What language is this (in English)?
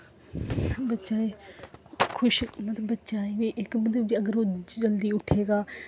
Dogri